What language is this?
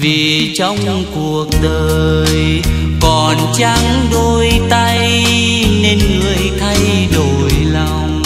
Vietnamese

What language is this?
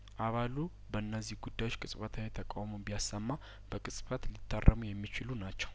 Amharic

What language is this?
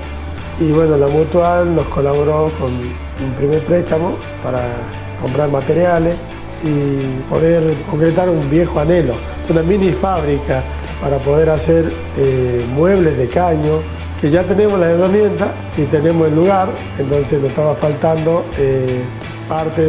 Spanish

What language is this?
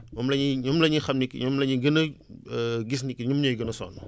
Wolof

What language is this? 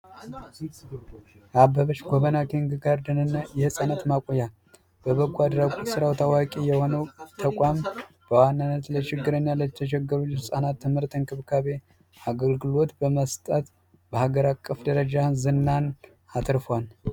Amharic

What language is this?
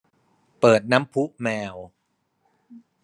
Thai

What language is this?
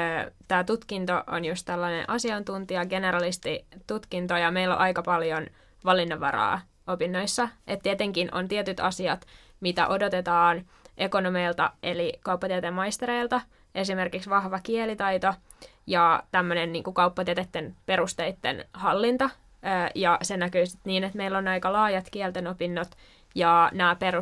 Finnish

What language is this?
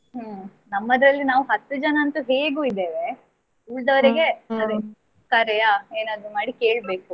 Kannada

